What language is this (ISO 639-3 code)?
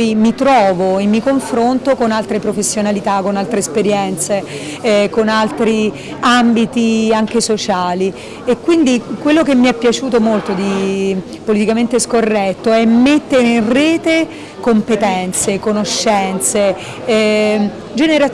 ita